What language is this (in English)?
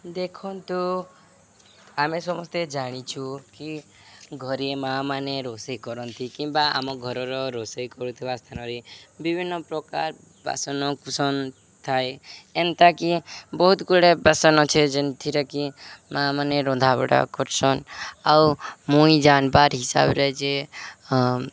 Odia